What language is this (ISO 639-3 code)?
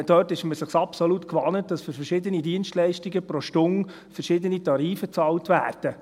gsw